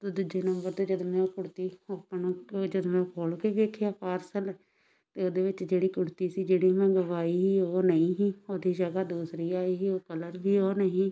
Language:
Punjabi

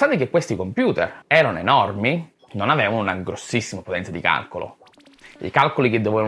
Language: Italian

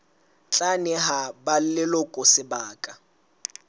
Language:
Southern Sotho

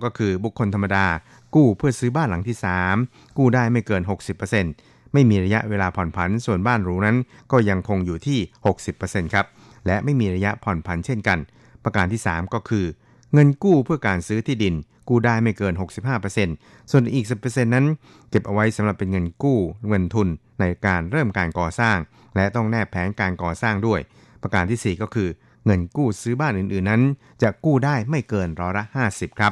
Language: Thai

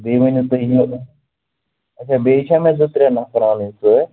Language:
Kashmiri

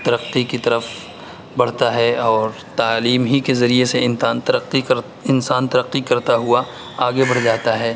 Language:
Urdu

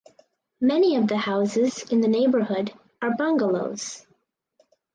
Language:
English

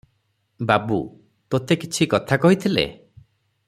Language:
Odia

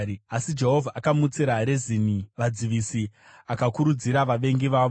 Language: Shona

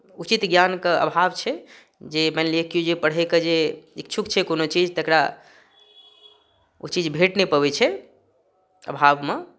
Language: Maithili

